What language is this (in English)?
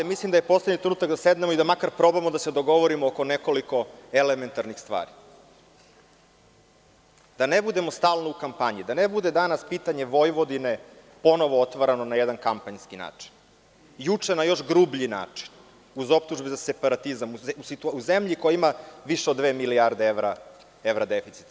Serbian